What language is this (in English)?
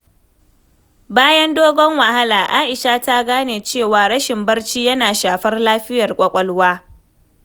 Hausa